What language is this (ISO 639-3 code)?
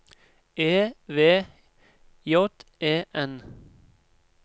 nor